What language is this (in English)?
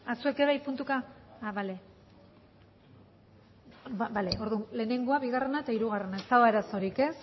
Basque